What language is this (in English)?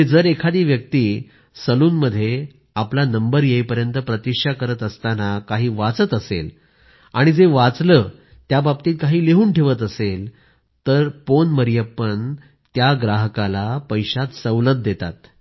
Marathi